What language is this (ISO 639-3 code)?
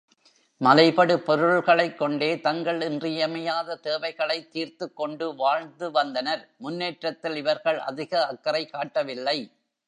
tam